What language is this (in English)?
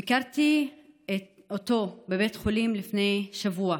Hebrew